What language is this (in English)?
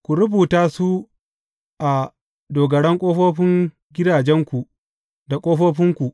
Hausa